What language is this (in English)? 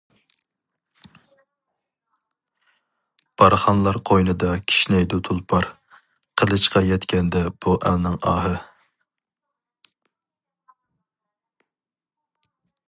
Uyghur